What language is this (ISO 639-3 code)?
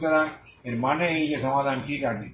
ben